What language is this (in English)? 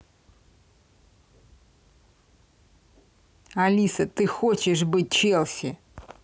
Russian